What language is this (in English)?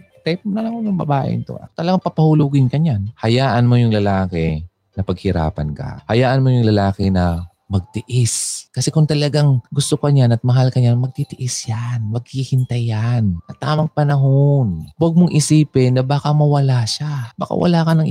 Filipino